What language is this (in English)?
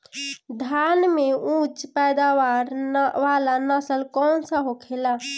Bhojpuri